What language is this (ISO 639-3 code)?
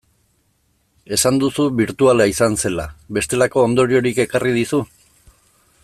eus